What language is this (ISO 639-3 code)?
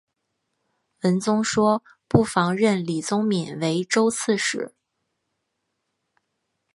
zho